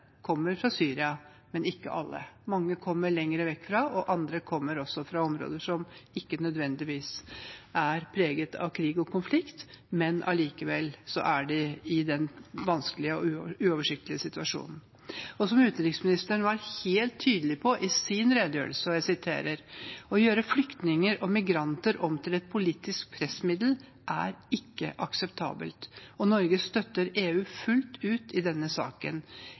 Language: Norwegian Bokmål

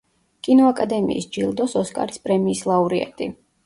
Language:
Georgian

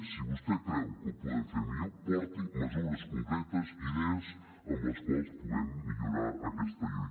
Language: Catalan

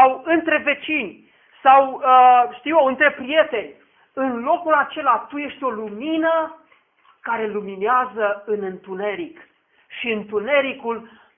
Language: Romanian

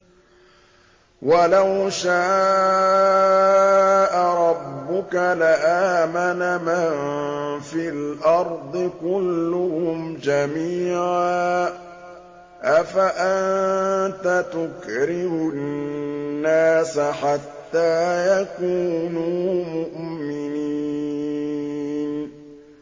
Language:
Arabic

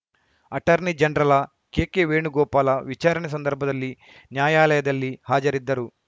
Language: Kannada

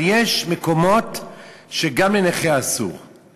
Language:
Hebrew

